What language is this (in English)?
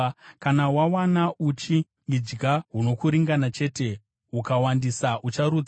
Shona